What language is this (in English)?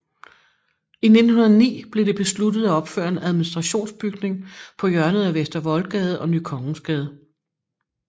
Danish